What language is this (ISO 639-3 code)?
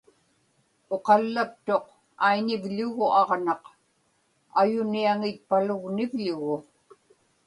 ipk